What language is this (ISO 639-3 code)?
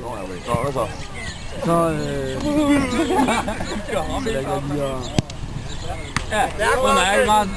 dan